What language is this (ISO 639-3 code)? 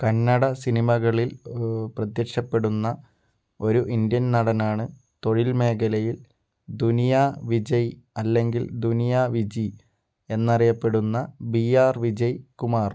mal